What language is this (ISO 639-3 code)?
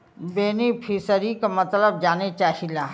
bho